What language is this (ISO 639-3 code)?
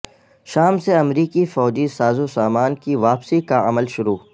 urd